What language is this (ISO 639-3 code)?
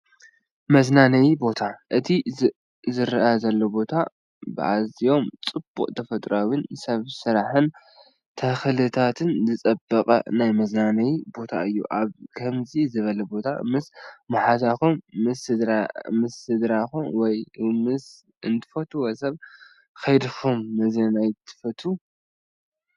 tir